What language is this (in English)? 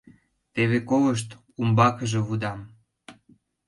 Mari